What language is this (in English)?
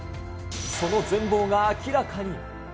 Japanese